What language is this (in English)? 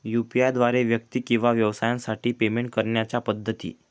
Marathi